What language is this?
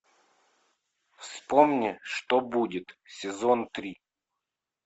Russian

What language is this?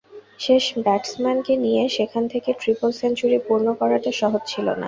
Bangla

